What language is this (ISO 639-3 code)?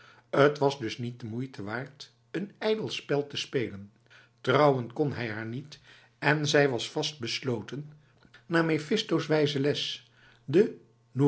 nld